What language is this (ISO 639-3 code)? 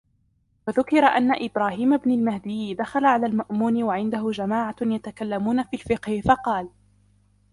ara